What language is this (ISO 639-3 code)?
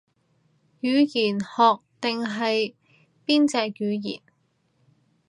yue